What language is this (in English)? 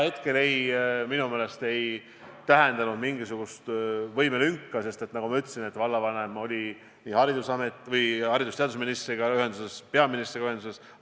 Estonian